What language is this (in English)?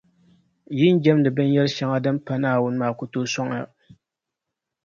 Dagbani